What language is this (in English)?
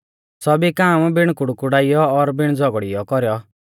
Mahasu Pahari